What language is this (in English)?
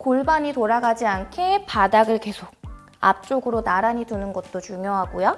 Korean